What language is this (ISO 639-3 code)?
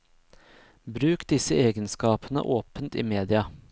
nor